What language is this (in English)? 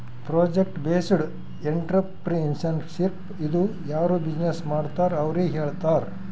Kannada